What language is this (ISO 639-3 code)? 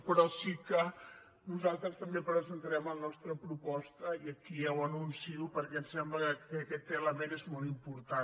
cat